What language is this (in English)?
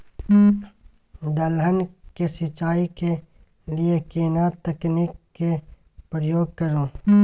Maithili